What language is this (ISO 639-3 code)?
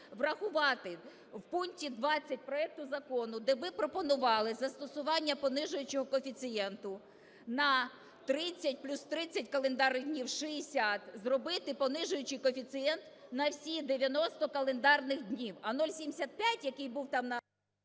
ukr